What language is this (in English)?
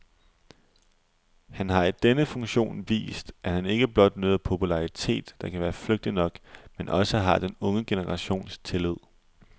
Danish